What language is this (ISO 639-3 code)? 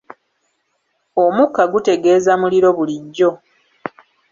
lug